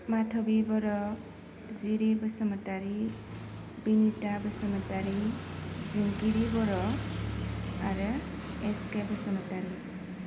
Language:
Bodo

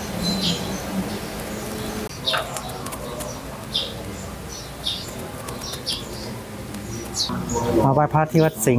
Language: Thai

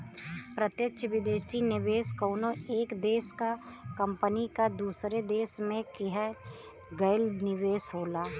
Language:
Bhojpuri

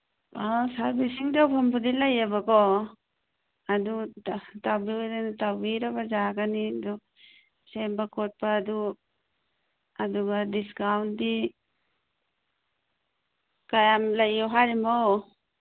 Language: Manipuri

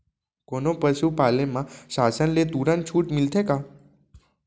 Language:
Chhattisgarhi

